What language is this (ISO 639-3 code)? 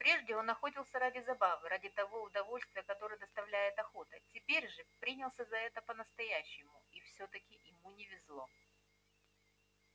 rus